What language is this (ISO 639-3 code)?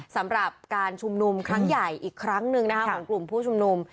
tha